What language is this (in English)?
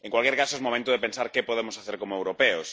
Spanish